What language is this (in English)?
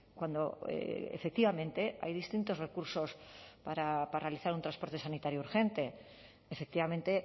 Spanish